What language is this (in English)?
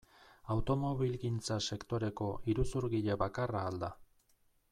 Basque